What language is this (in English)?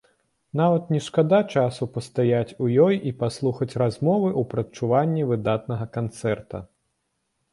Belarusian